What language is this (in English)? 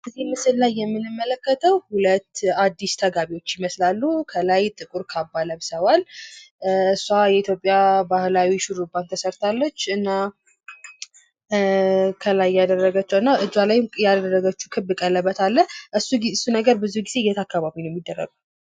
Amharic